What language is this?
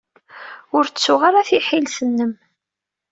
Kabyle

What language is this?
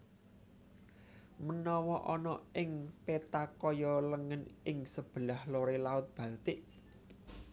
Javanese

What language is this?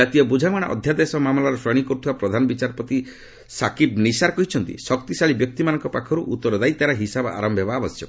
Odia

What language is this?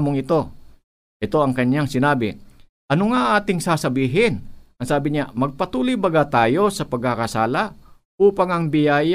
Filipino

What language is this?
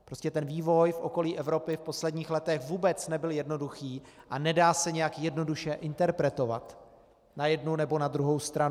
Czech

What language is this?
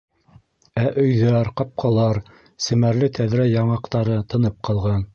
Bashkir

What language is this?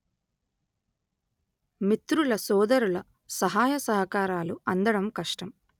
Telugu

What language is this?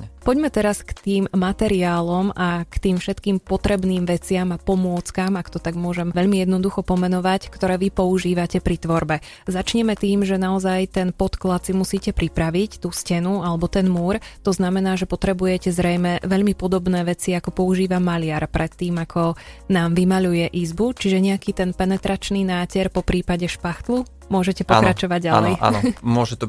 Slovak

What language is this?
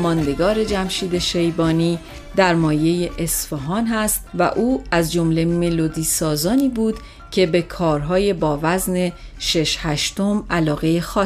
Persian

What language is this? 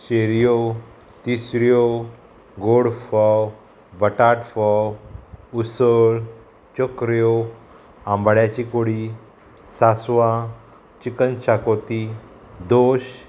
Konkani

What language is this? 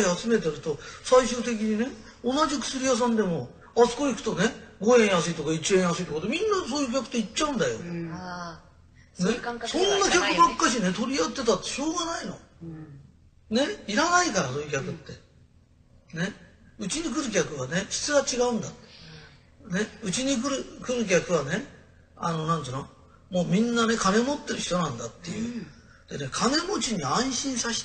Japanese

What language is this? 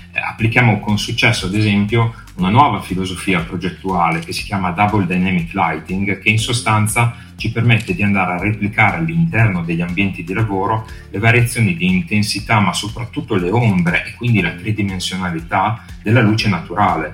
Italian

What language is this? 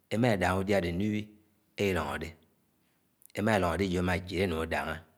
Anaang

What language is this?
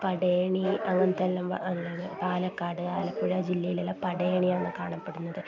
Malayalam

